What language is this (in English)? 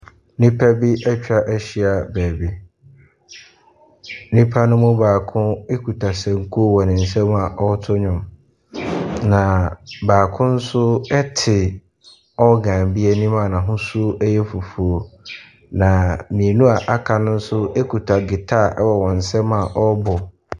Akan